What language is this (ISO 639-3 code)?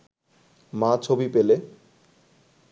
ben